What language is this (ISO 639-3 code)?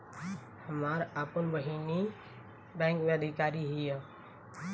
bho